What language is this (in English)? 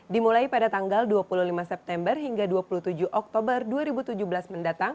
Indonesian